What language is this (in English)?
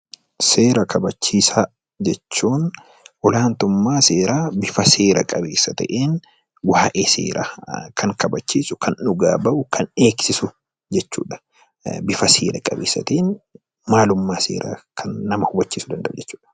Oromo